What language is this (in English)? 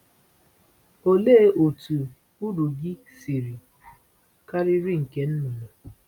Igbo